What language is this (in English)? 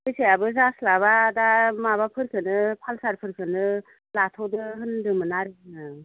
Bodo